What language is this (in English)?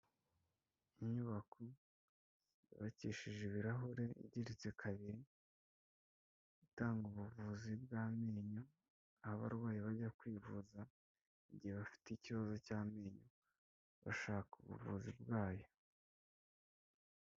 Kinyarwanda